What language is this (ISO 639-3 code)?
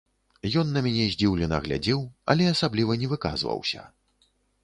bel